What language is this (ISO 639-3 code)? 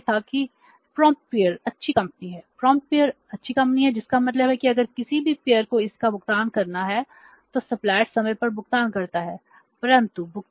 hin